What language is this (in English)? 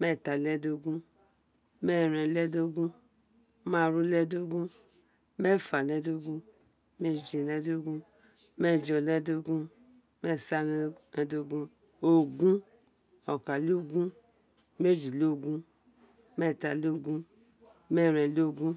Isekiri